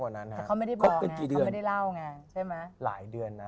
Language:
Thai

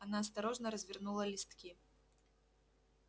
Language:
Russian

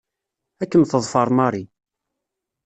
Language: Kabyle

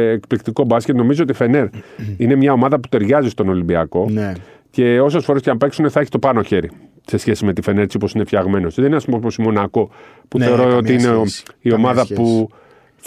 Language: Greek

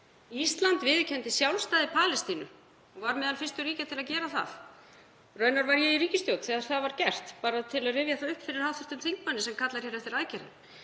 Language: Icelandic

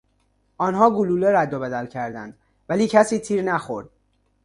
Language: Persian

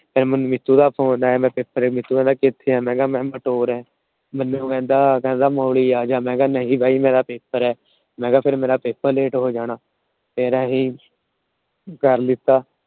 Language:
Punjabi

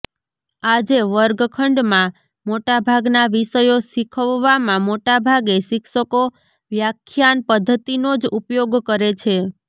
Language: Gujarati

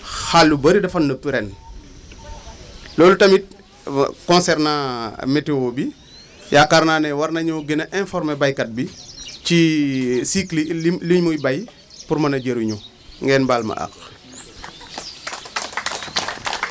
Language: Wolof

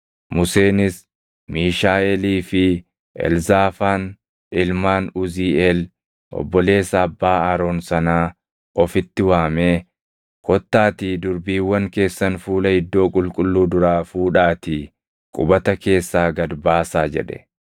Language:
Oromo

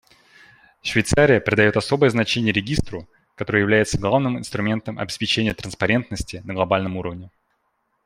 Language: Russian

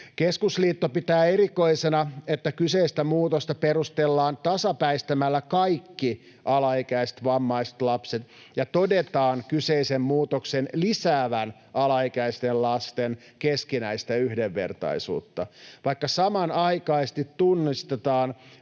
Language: Finnish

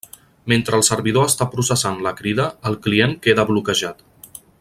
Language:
Catalan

